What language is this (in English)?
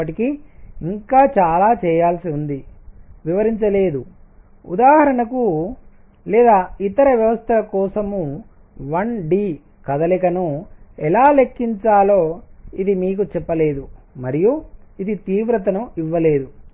Telugu